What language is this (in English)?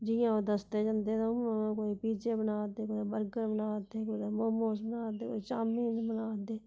Dogri